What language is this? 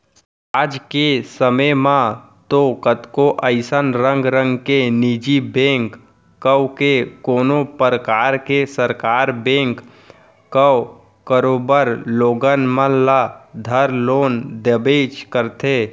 Chhattisgarhi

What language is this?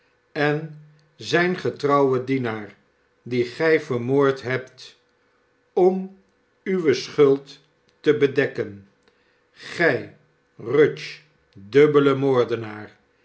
Dutch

